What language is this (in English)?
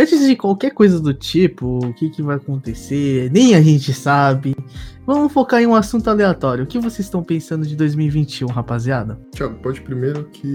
Portuguese